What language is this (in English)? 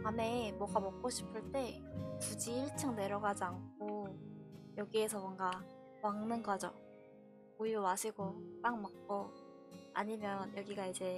Korean